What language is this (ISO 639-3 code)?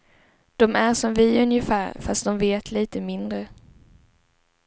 swe